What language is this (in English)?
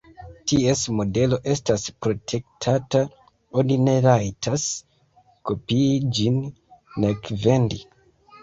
Esperanto